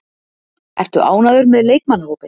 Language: Icelandic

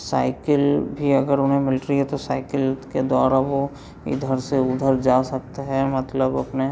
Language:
Hindi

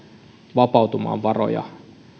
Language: Finnish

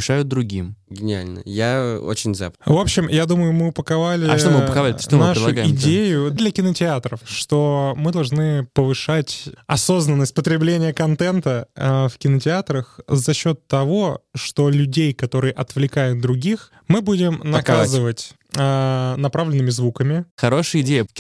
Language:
Russian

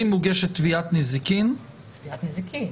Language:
Hebrew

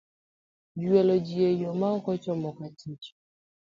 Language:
Luo (Kenya and Tanzania)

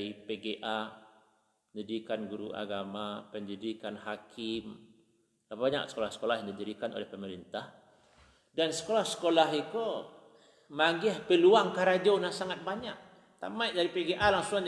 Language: Malay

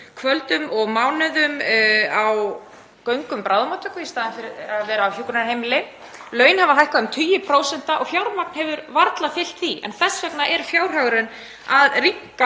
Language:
Icelandic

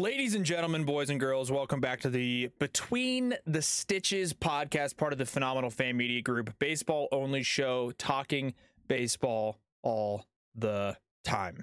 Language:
English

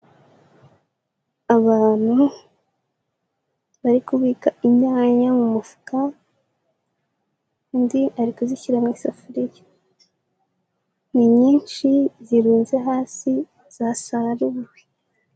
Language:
Kinyarwanda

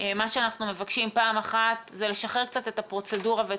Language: Hebrew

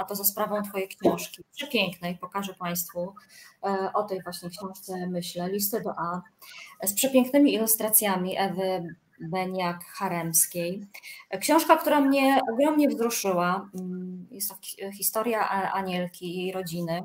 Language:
Polish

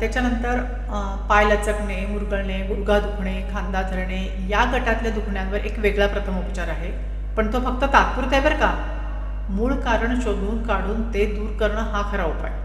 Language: Marathi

